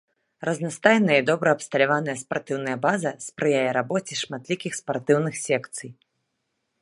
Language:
Belarusian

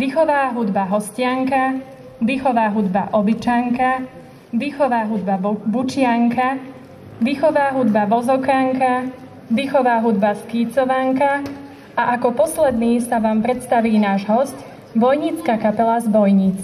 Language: Slovak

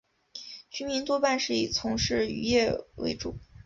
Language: Chinese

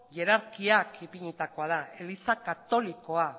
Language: Basque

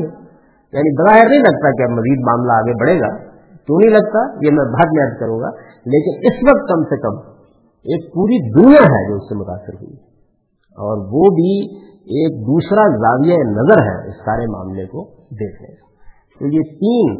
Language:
Urdu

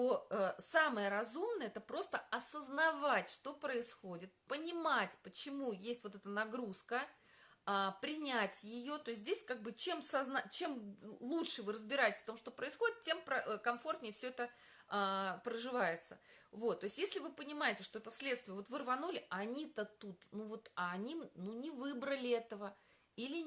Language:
Russian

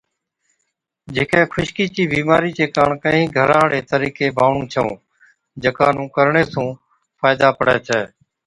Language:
Od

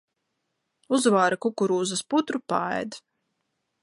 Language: Latvian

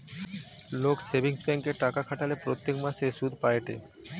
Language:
Bangla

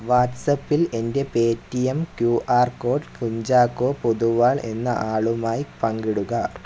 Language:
Malayalam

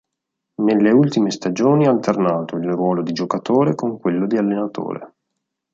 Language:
Italian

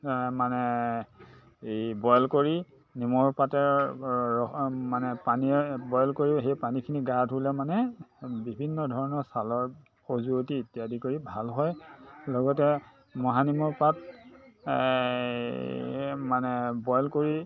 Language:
Assamese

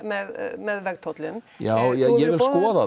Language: Icelandic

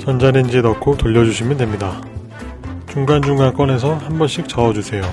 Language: Korean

